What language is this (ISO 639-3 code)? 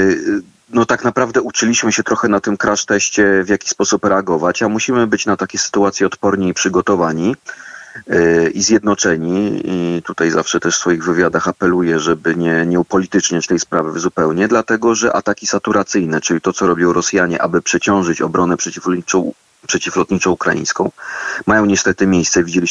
pol